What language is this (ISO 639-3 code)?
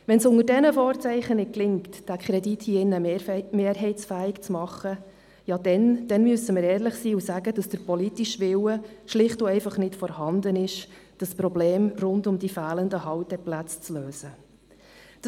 gsw